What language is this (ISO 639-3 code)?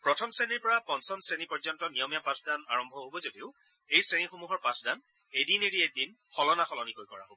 asm